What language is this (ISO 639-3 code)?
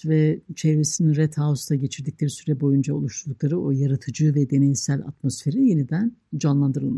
tur